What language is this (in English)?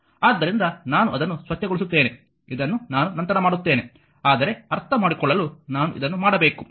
Kannada